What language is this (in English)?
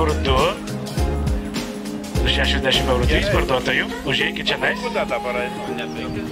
Romanian